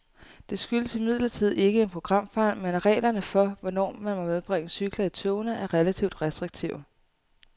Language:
Danish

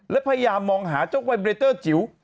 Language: Thai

